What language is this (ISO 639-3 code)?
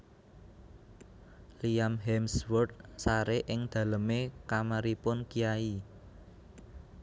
jav